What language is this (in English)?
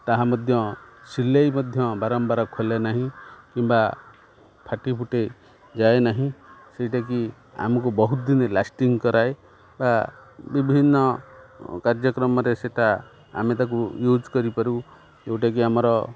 Odia